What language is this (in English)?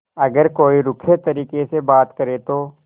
Hindi